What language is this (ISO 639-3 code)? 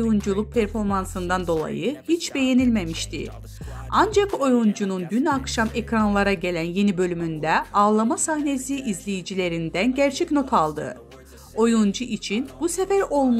tur